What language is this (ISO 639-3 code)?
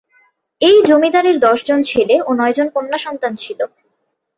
ben